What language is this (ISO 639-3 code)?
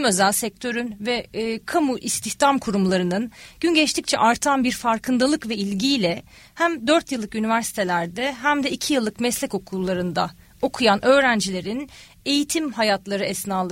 tur